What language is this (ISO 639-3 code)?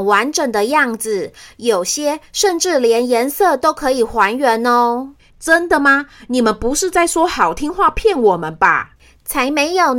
zho